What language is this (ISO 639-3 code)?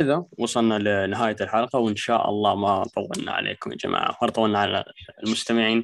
ara